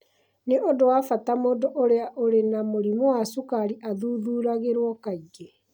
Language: Kikuyu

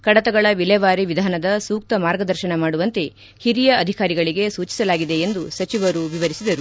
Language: Kannada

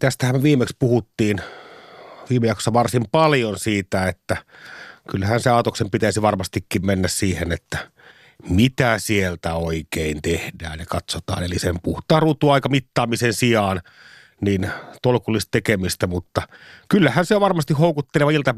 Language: Finnish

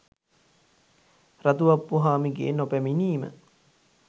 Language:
Sinhala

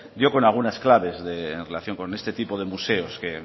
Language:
Spanish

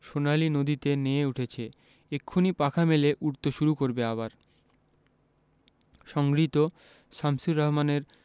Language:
Bangla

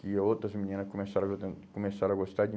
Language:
Portuguese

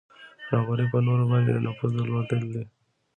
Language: Pashto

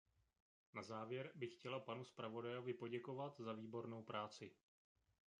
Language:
Czech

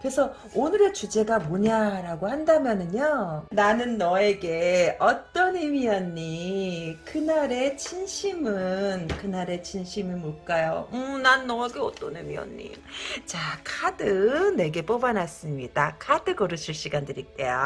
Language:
Korean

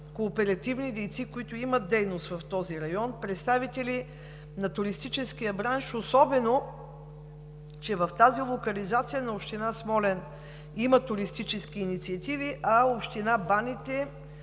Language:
Bulgarian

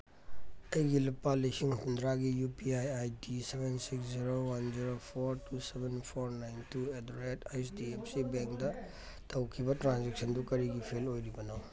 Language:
Manipuri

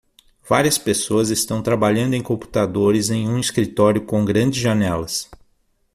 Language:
Portuguese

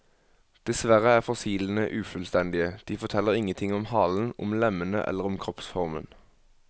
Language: Norwegian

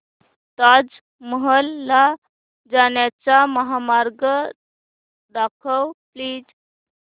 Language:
Marathi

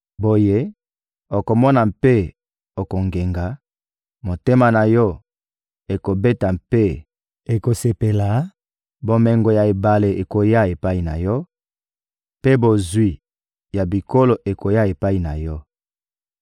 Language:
Lingala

